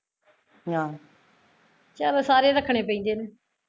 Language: Punjabi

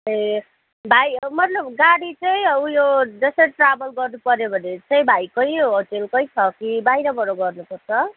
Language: Nepali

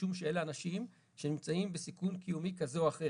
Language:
Hebrew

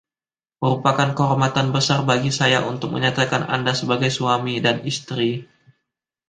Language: Indonesian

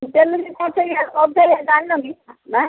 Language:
Odia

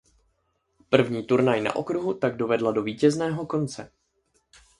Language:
Czech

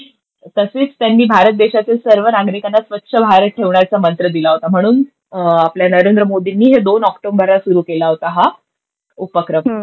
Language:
Marathi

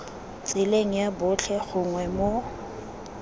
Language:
Tswana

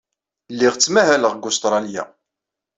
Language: Kabyle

